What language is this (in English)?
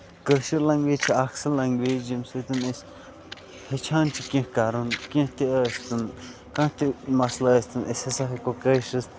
Kashmiri